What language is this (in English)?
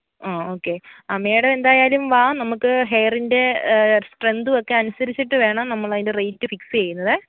Malayalam